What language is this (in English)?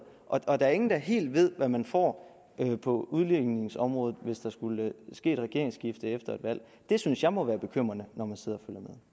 Danish